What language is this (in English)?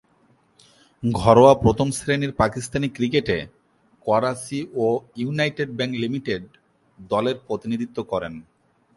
Bangla